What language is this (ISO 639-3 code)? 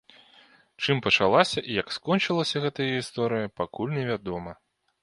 bel